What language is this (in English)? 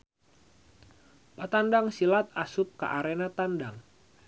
Sundanese